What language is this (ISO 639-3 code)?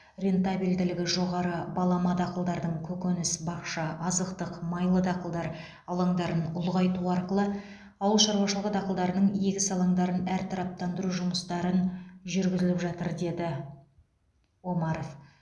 kaz